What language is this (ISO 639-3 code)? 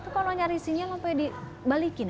ind